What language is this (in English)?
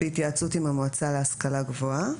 Hebrew